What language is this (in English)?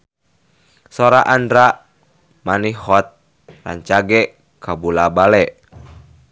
Sundanese